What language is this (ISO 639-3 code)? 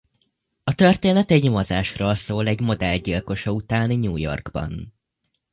hun